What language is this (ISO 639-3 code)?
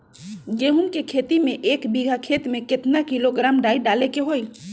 mag